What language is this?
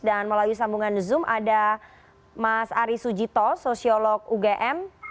Indonesian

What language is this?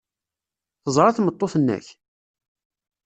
Kabyle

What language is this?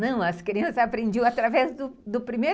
Portuguese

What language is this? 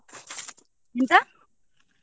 Kannada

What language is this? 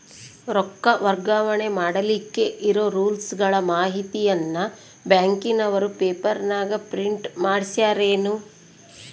Kannada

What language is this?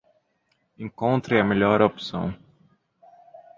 Portuguese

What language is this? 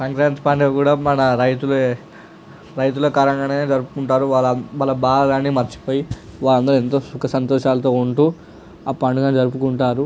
Telugu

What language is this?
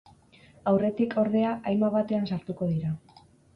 Basque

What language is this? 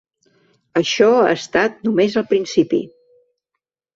Catalan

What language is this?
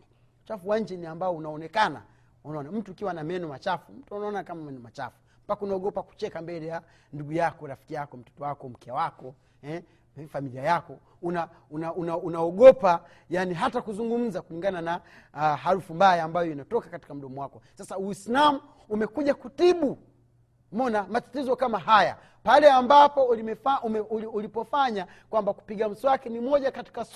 Swahili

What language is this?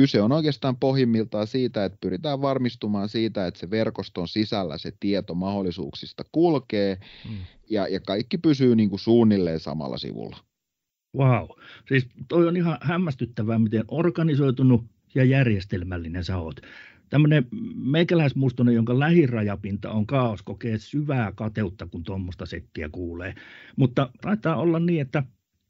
Finnish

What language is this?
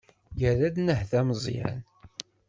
Kabyle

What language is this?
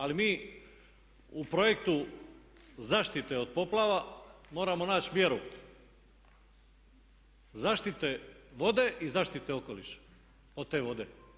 Croatian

